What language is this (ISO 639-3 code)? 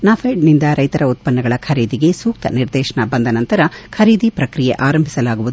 kan